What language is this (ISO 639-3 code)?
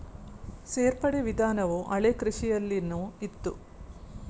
kan